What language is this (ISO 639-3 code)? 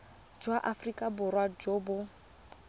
tsn